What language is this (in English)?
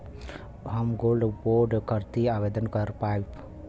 Bhojpuri